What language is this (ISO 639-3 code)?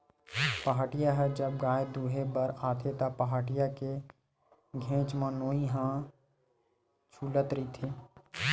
hne